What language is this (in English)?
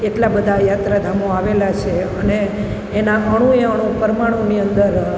Gujarati